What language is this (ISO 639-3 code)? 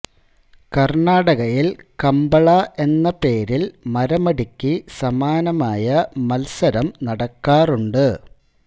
mal